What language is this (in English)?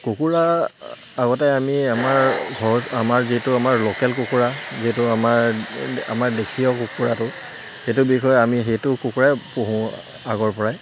Assamese